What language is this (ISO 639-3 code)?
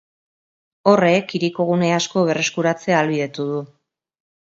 eus